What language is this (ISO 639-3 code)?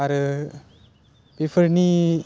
brx